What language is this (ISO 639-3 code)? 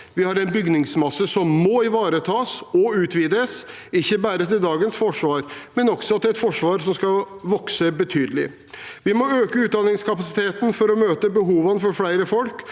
nor